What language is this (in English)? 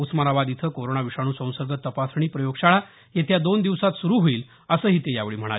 Marathi